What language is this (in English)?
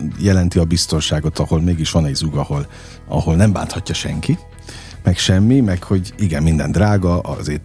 Hungarian